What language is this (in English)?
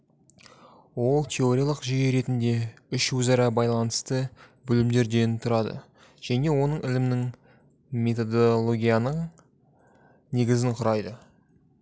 Kazakh